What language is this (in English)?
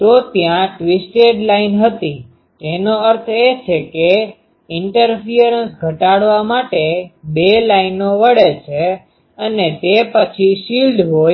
Gujarati